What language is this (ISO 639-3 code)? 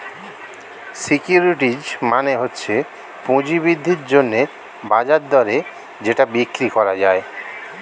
ben